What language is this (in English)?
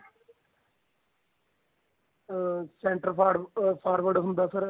Punjabi